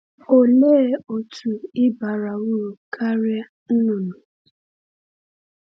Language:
Igbo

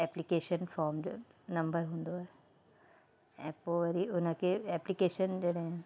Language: Sindhi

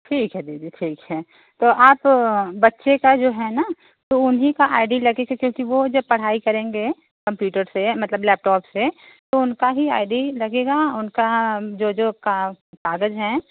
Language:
Hindi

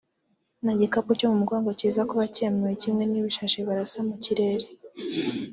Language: Kinyarwanda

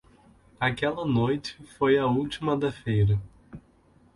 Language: Portuguese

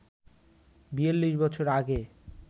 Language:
Bangla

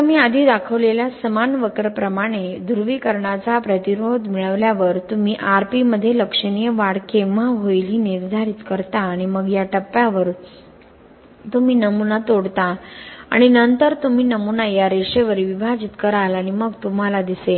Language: Marathi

